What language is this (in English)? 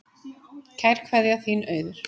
Icelandic